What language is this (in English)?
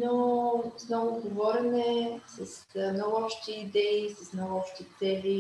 Bulgarian